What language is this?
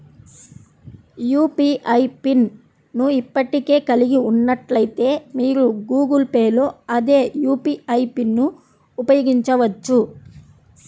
Telugu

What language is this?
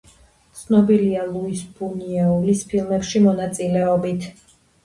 Georgian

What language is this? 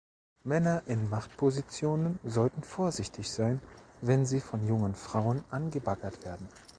German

